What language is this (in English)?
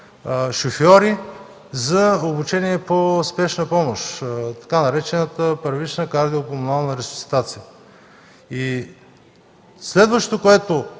Bulgarian